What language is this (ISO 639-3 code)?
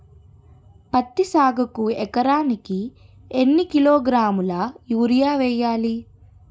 tel